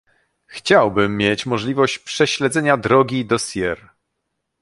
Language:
Polish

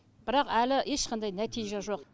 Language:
Kazakh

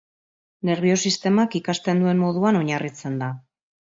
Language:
Basque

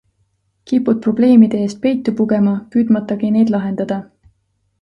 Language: Estonian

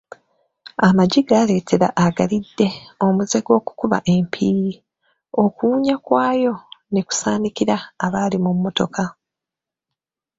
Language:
Ganda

